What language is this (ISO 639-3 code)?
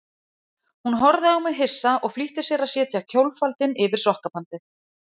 isl